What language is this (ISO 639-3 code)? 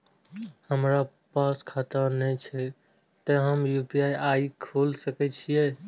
mai